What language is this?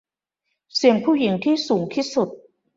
Thai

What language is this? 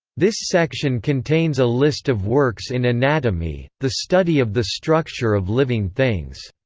English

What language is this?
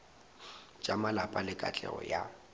Northern Sotho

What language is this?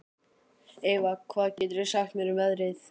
Icelandic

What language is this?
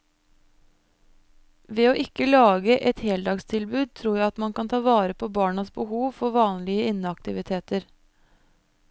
Norwegian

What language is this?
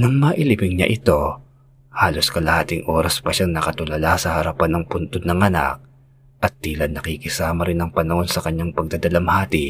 Filipino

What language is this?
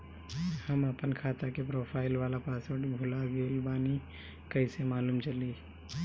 Bhojpuri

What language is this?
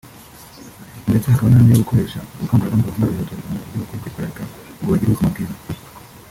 Kinyarwanda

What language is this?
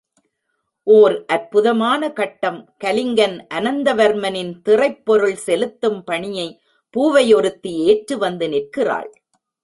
Tamil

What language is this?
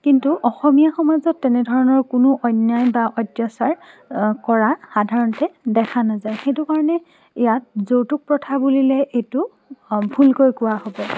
Assamese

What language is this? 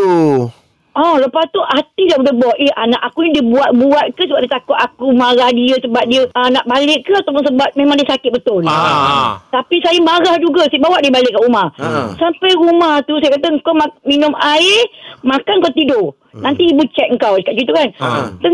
Malay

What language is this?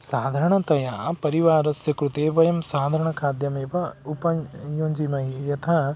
Sanskrit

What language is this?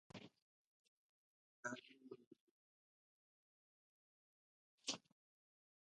Indonesian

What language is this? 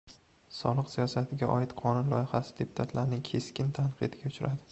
Uzbek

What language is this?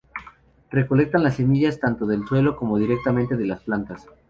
Spanish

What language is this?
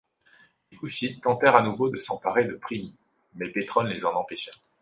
French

